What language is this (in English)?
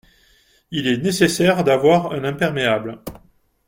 French